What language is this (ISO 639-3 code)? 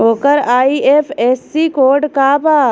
bho